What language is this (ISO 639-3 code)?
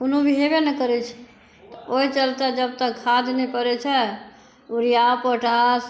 mai